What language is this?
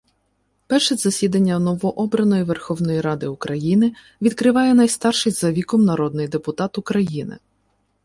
Ukrainian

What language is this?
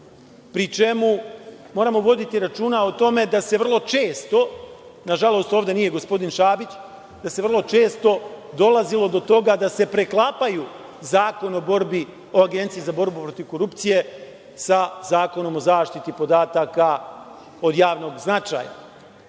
Serbian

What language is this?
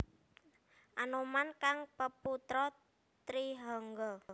Javanese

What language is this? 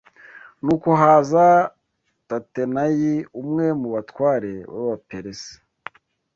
Kinyarwanda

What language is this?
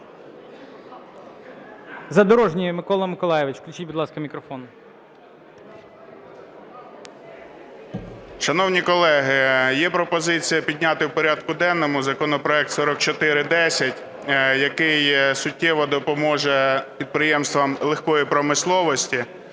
Ukrainian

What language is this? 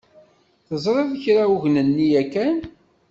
Kabyle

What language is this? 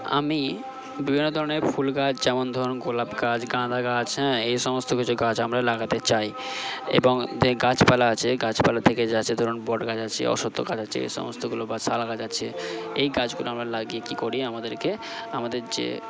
Bangla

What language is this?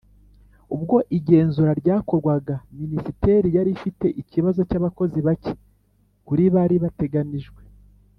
Kinyarwanda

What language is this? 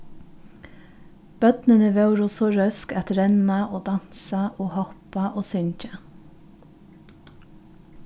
Faroese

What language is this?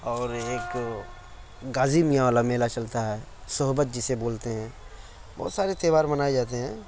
Urdu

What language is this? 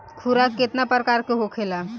Bhojpuri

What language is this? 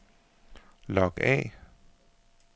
Danish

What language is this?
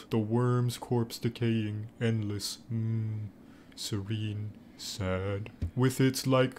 English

